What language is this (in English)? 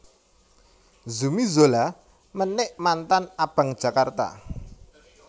Javanese